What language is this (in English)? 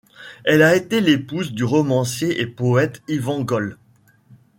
French